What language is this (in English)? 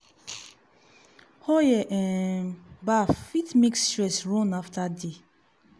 Nigerian Pidgin